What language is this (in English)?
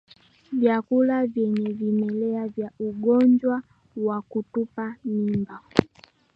Swahili